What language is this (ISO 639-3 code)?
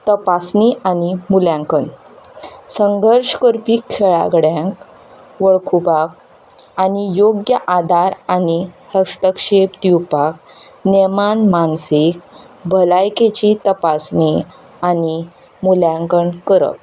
kok